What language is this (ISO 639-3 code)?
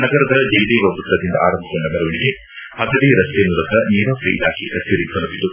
kan